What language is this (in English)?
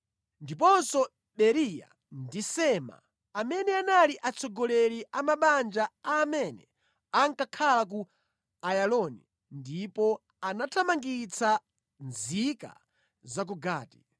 Nyanja